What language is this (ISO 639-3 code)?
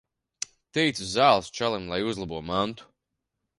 lav